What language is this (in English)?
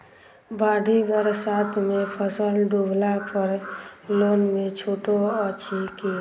Maithili